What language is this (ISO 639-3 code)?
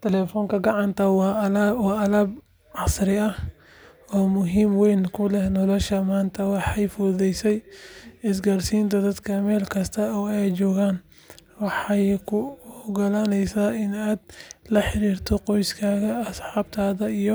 som